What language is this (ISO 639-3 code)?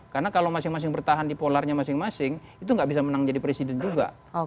ind